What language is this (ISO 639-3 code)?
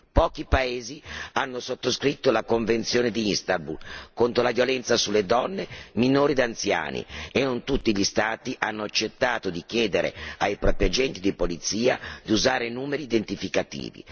ita